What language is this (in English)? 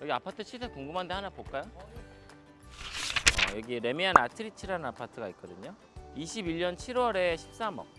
Korean